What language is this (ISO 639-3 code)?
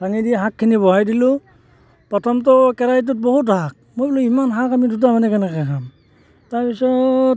asm